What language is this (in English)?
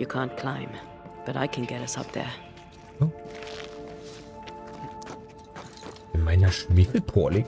German